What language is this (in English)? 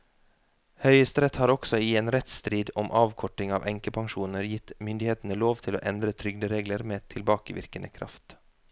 Norwegian